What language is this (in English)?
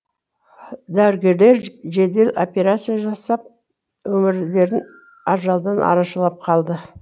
Kazakh